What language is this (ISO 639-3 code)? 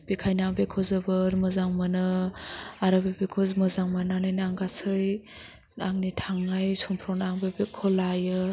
brx